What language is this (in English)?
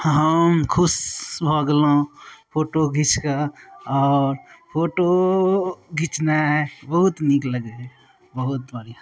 Maithili